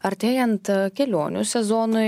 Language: Lithuanian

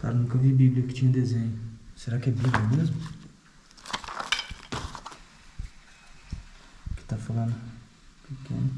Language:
Portuguese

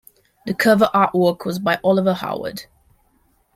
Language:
English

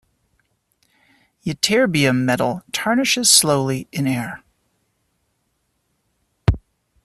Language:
English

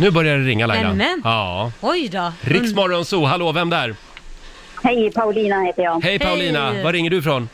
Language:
Swedish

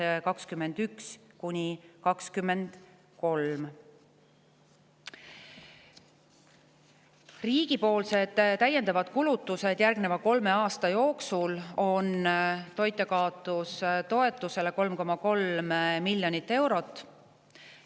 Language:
Estonian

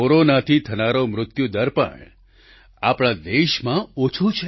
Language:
Gujarati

